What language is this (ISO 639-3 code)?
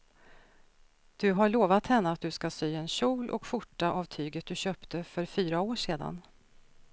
swe